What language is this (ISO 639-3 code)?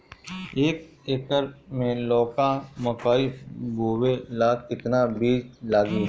bho